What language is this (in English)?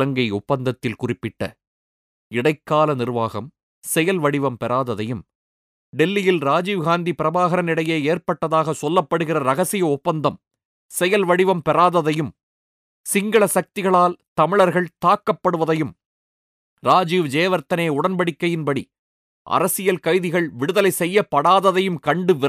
Tamil